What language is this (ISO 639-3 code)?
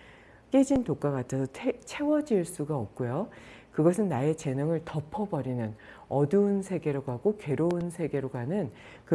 kor